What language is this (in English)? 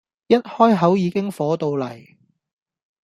Cantonese